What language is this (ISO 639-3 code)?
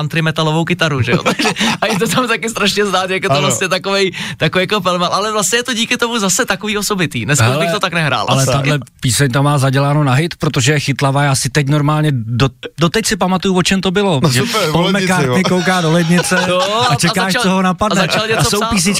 ces